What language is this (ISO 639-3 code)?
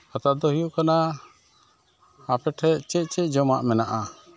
sat